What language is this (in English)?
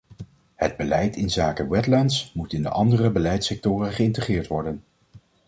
Dutch